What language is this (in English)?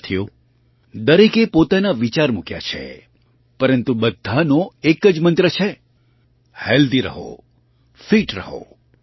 Gujarati